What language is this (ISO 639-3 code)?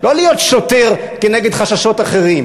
heb